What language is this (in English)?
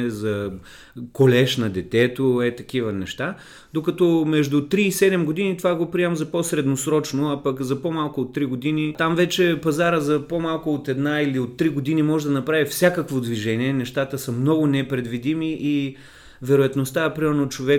Bulgarian